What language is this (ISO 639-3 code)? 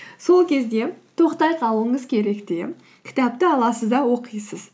kaz